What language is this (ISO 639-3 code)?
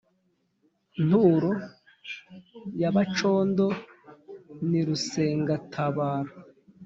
kin